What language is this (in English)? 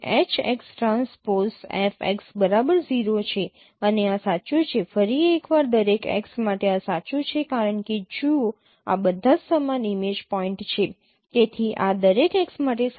Gujarati